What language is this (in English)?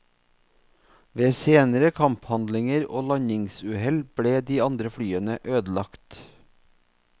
Norwegian